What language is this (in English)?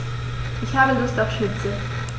German